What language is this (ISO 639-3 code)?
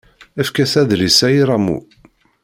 kab